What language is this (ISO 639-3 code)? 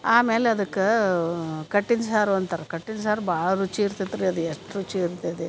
kan